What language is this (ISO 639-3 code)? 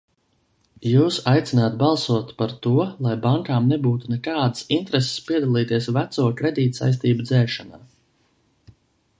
lav